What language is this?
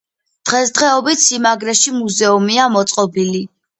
Georgian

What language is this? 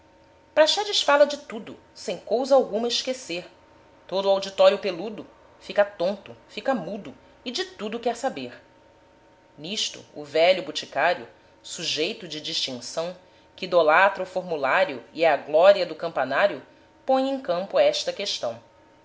Portuguese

